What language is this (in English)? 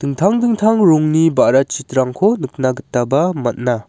Garo